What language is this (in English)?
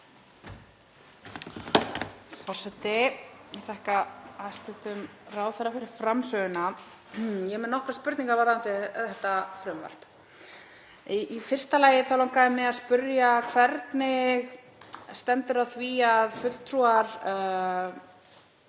Icelandic